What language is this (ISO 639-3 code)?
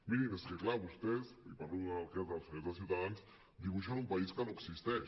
cat